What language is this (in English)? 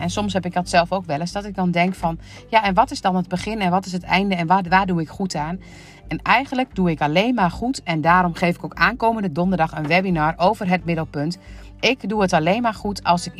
Dutch